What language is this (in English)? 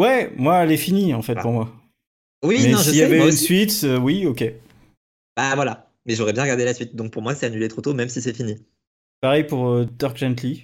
French